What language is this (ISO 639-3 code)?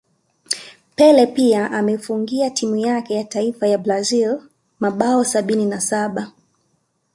swa